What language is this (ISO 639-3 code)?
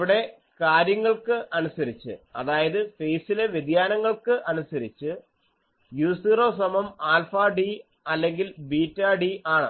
mal